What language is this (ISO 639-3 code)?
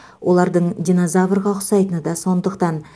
kaz